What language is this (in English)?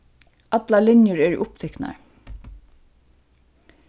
Faroese